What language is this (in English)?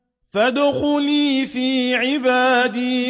Arabic